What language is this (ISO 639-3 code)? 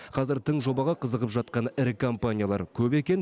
kaz